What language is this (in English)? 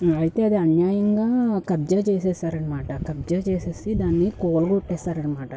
Telugu